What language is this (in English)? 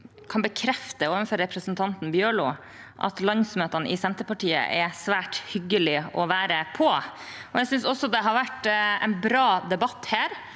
Norwegian